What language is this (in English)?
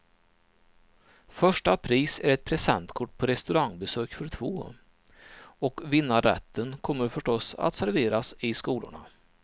Swedish